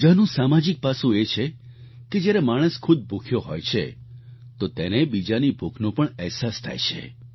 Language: Gujarati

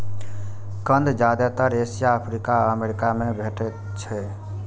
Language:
Maithili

